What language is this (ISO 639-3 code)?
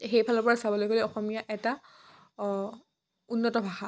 asm